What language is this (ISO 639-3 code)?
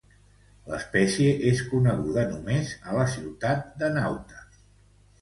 cat